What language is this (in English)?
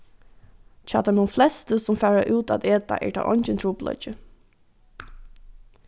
Faroese